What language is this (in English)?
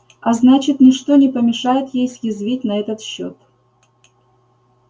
Russian